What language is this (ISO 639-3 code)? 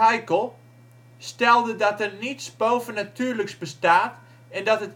nld